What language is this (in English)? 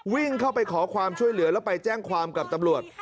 Thai